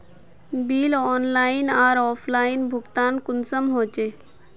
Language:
Magahi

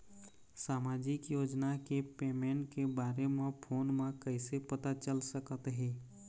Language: Chhattisgarhi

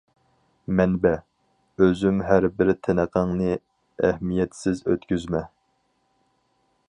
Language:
Uyghur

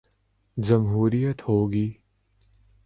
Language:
Urdu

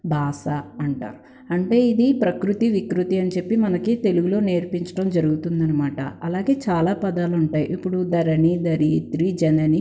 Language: Telugu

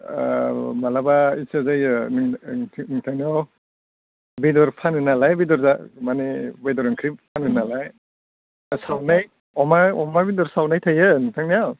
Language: Bodo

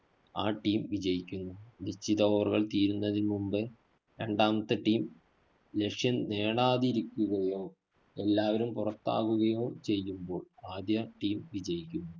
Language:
Malayalam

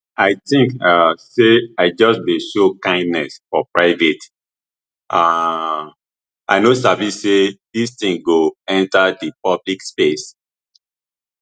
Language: Nigerian Pidgin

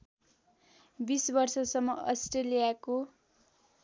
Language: Nepali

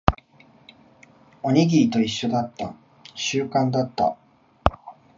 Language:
Japanese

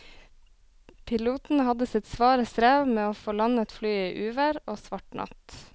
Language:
Norwegian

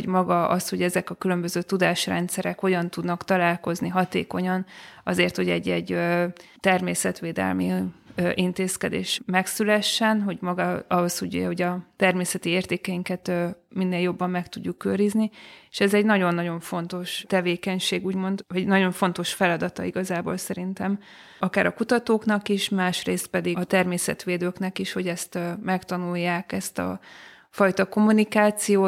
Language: Hungarian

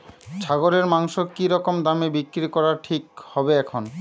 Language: Bangla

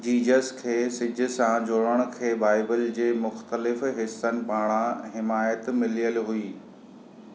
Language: Sindhi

